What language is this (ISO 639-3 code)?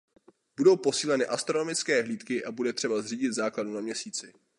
ces